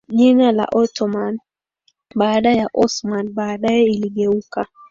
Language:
Swahili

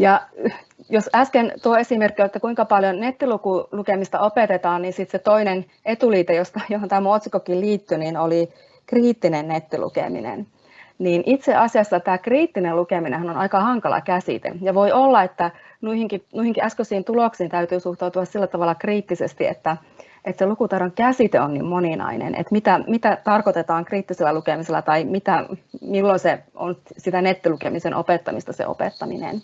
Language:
Finnish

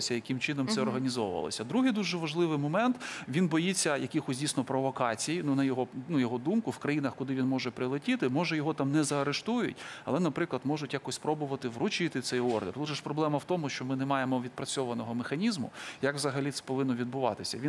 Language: Ukrainian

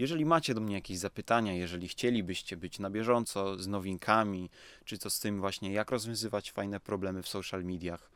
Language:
Polish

